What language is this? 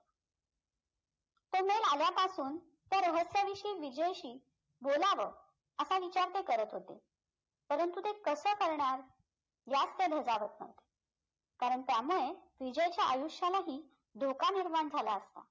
Marathi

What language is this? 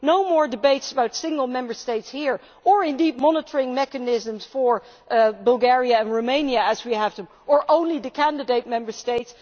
English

